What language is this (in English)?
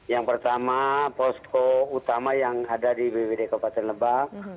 Indonesian